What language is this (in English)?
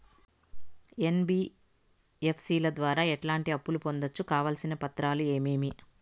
Telugu